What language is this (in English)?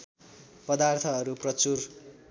Nepali